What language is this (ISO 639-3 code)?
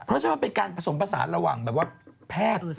tha